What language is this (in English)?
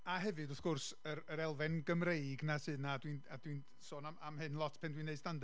Welsh